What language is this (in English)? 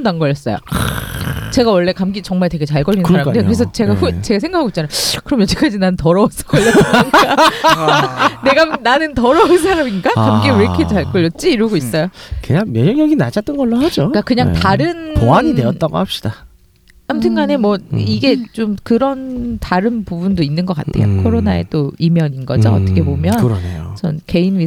Korean